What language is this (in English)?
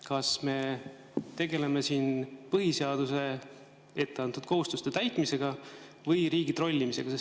Estonian